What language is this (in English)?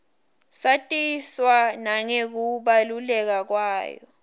Swati